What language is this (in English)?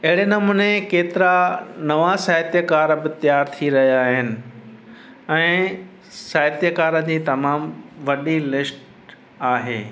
Sindhi